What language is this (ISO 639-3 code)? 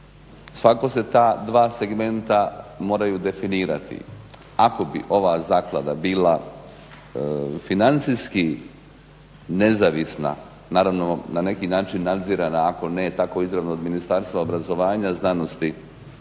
hrv